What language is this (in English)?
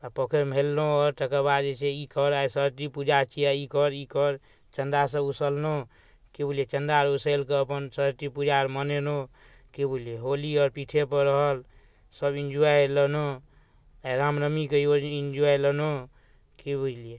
Maithili